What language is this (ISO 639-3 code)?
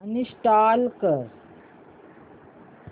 mar